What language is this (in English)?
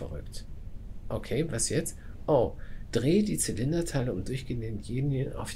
German